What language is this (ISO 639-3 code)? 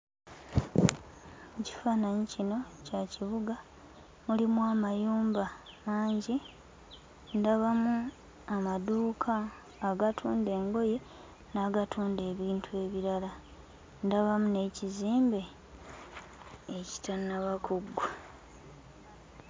lug